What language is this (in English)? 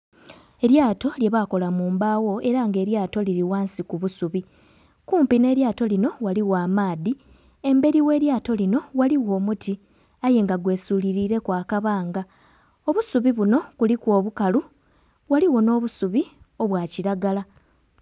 Soga